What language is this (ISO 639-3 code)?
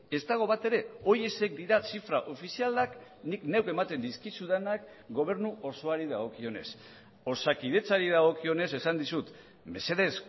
eus